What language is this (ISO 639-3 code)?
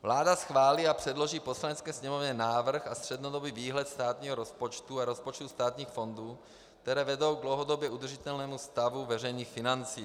ces